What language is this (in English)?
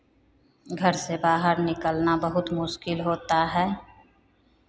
Hindi